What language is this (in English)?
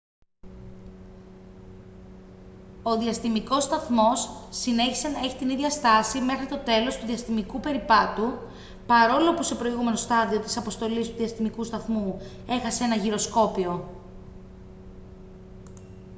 Greek